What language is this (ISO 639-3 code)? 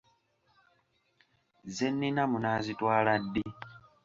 lug